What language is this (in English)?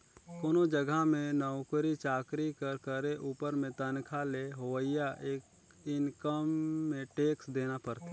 Chhattisgarhi